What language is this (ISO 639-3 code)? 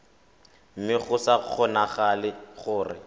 tsn